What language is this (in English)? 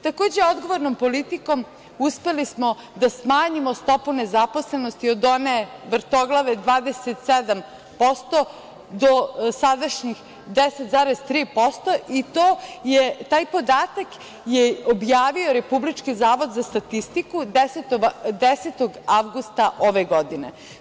Serbian